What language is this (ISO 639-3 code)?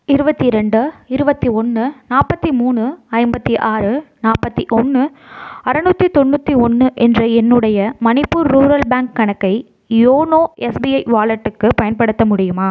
tam